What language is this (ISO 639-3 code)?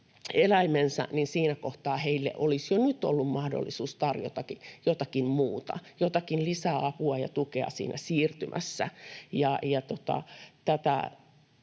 fin